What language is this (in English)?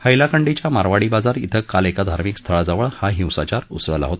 Marathi